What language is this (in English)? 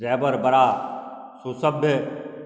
Maithili